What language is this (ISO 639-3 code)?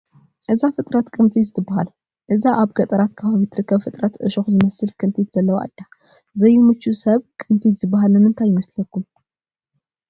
tir